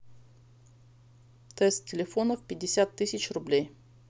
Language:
Russian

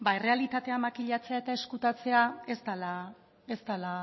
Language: Basque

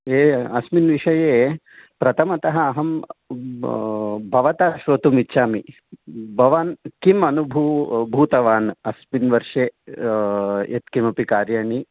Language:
Sanskrit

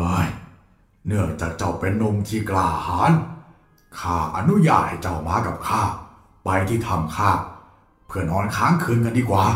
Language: Thai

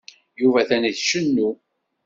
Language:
Kabyle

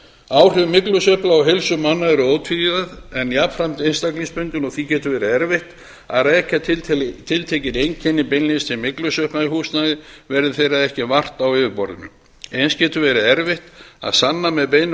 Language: Icelandic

